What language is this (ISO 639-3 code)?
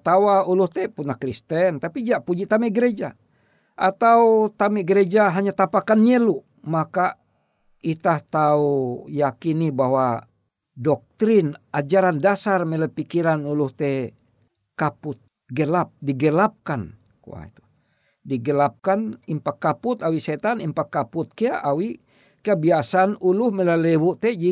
ind